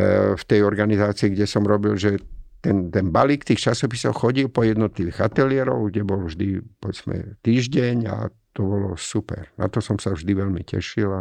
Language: Slovak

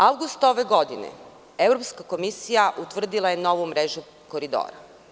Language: Serbian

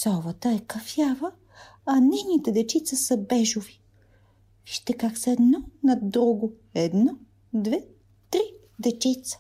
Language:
Bulgarian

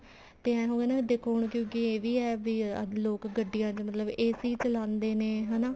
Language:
Punjabi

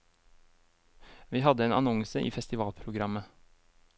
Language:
Norwegian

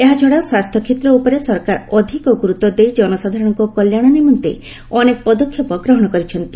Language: Odia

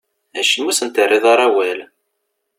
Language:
Kabyle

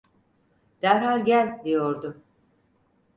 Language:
Turkish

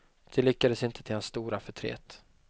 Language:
Swedish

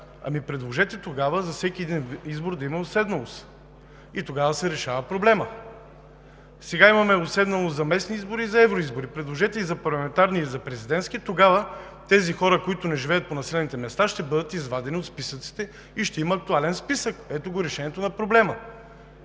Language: Bulgarian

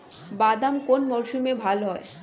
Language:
Bangla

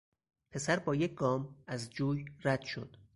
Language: Persian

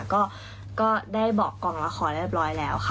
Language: Thai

